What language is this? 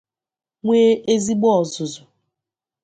Igbo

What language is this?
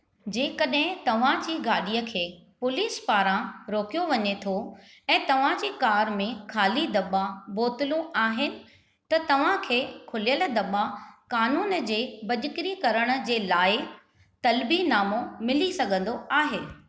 Sindhi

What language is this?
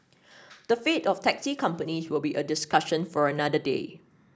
English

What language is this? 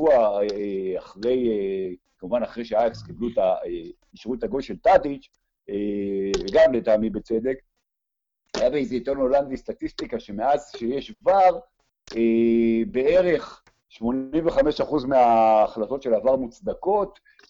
Hebrew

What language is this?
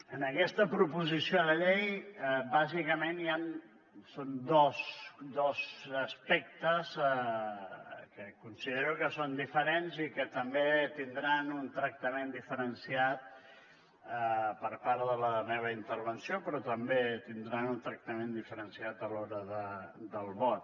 Catalan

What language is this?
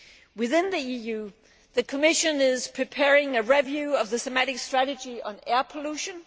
English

